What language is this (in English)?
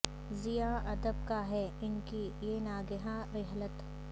Urdu